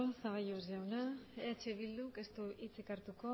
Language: Basque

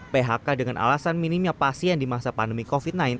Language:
Indonesian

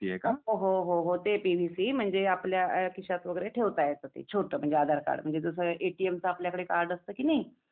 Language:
Marathi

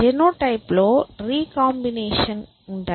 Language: Telugu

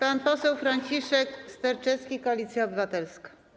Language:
Polish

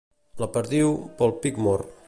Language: Catalan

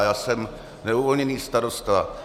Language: Czech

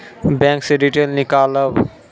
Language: Maithili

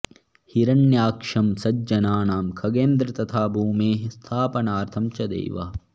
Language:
Sanskrit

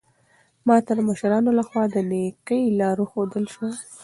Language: Pashto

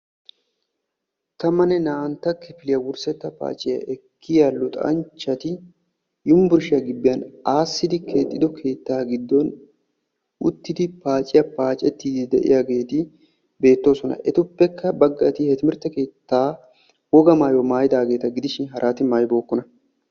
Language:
Wolaytta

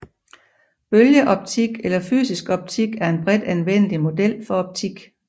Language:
Danish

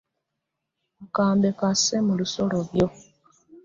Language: Ganda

